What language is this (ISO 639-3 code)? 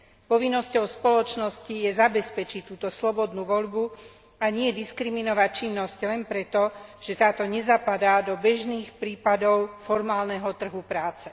slk